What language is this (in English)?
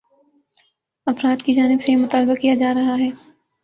Urdu